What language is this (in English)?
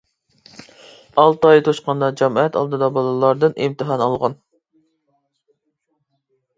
Uyghur